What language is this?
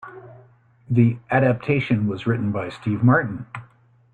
English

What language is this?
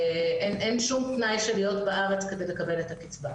Hebrew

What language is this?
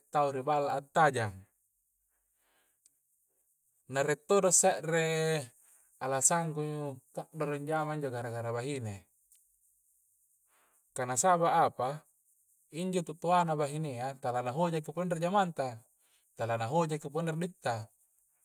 Coastal Konjo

